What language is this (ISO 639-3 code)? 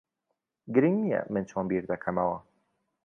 ckb